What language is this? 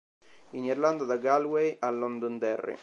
Italian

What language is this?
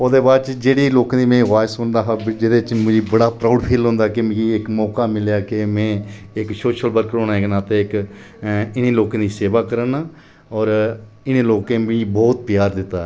Dogri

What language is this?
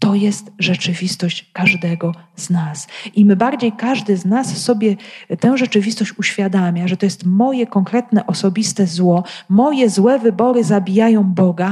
Polish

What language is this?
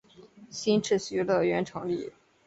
Chinese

